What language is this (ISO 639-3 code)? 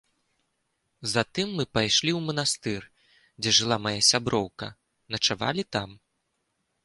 bel